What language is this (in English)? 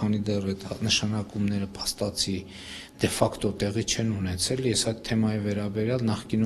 Romanian